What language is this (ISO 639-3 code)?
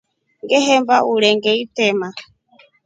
rof